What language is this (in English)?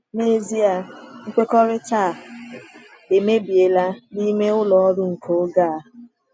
Igbo